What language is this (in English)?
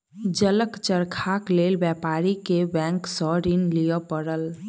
Maithili